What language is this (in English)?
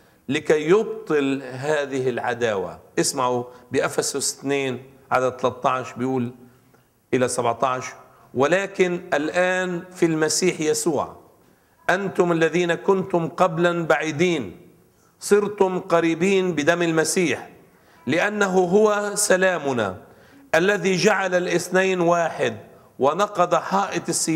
Arabic